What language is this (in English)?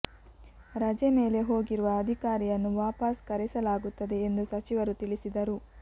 Kannada